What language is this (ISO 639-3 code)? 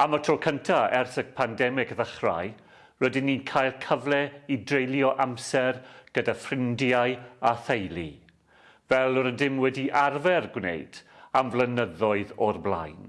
cym